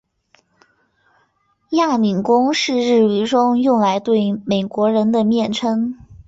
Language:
Chinese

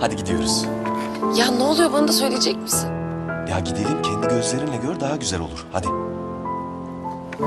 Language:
Turkish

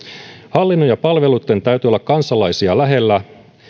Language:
Finnish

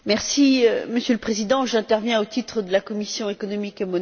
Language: French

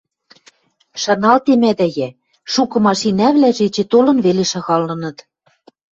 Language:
Western Mari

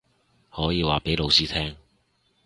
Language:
Cantonese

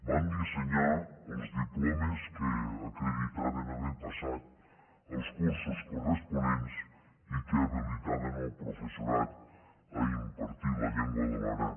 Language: Catalan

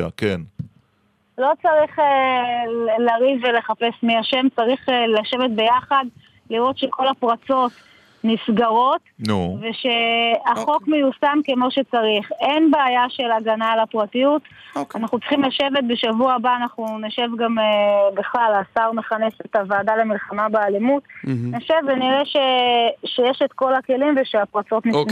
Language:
Hebrew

